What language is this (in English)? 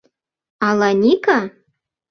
Mari